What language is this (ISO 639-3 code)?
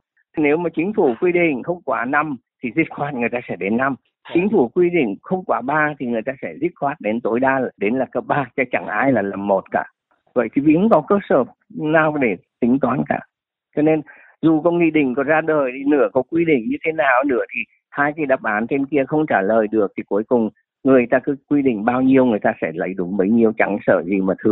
vie